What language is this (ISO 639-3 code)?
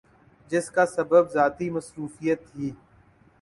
urd